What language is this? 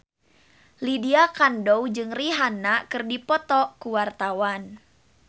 Sundanese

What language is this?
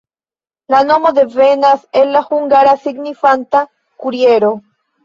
Esperanto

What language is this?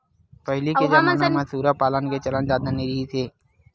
Chhattisgarhi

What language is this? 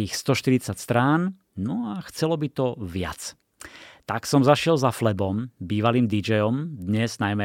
Slovak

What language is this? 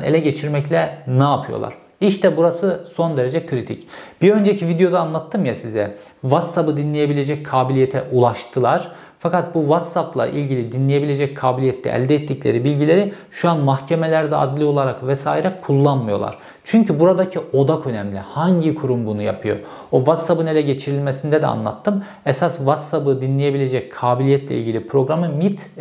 Turkish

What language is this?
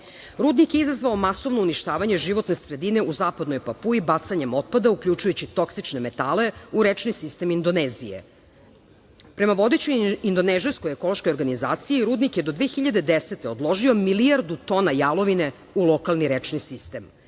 Serbian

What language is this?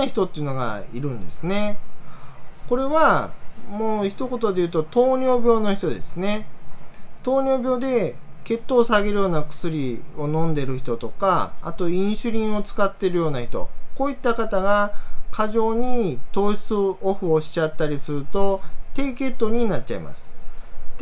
Japanese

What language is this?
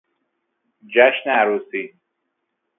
Persian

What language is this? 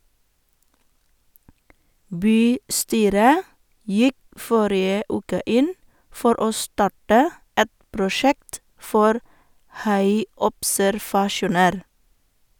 Norwegian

